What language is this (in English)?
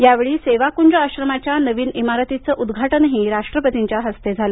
Marathi